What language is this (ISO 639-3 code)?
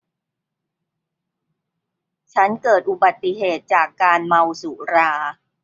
tha